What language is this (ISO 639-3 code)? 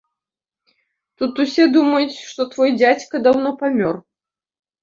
bel